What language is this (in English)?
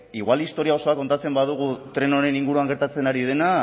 Basque